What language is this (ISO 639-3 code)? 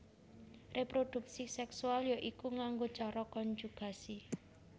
jav